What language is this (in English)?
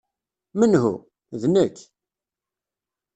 Kabyle